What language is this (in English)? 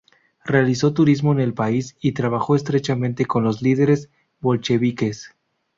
Spanish